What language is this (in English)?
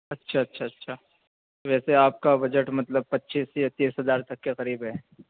Urdu